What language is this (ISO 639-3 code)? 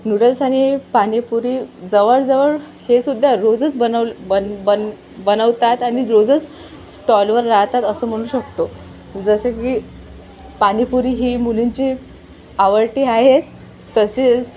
mar